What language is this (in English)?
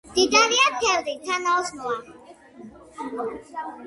Georgian